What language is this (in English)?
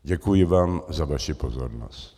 Czech